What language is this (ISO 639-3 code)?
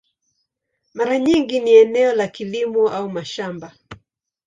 swa